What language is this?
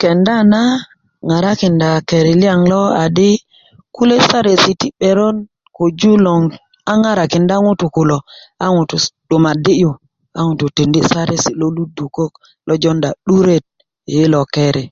Kuku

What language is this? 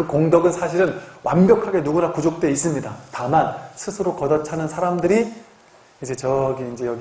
Korean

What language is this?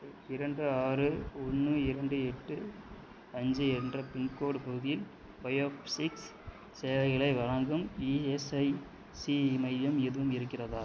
Tamil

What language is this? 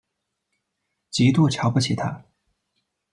Chinese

